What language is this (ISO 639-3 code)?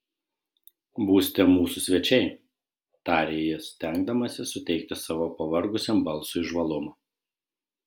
lit